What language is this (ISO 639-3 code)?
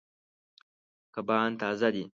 pus